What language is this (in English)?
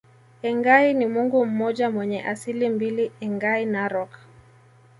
Swahili